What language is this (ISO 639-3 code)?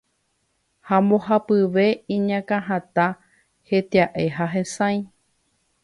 grn